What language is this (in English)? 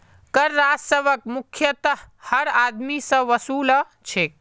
Magahi